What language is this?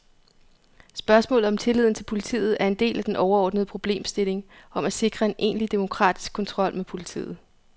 Danish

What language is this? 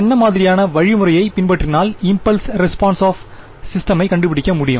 Tamil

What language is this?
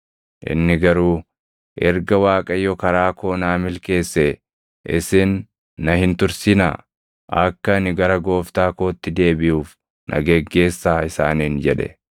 Oromo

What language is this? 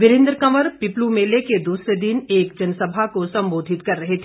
Hindi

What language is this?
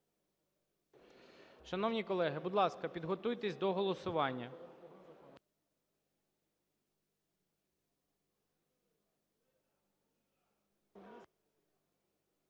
Ukrainian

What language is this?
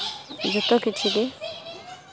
Santali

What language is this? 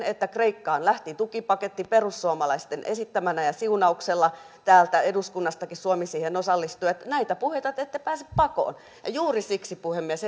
Finnish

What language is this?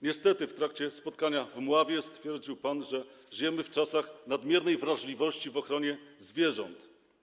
Polish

